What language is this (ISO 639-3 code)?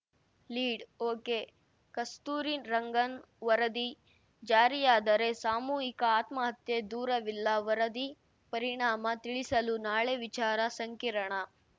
kan